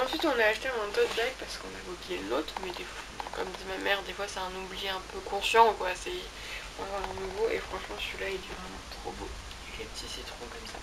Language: French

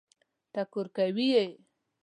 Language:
Pashto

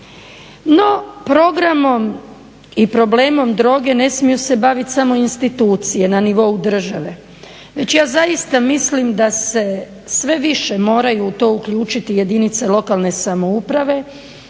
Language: Croatian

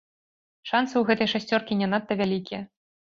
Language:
Belarusian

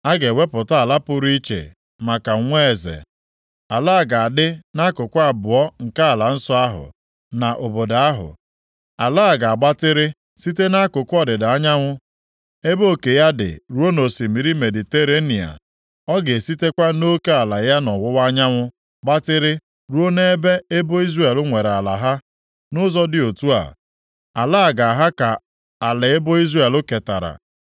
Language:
Igbo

